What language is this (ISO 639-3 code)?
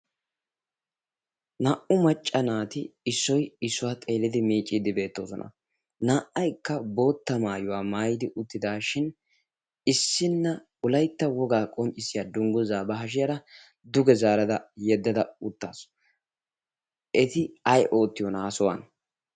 wal